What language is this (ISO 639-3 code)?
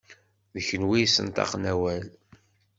kab